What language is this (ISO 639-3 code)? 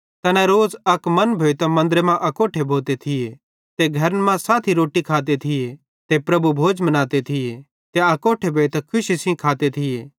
bhd